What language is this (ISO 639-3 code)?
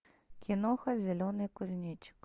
rus